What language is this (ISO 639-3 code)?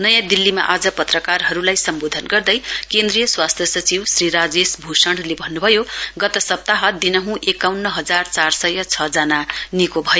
nep